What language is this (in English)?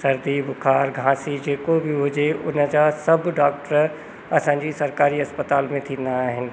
Sindhi